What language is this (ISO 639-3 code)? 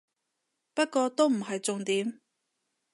yue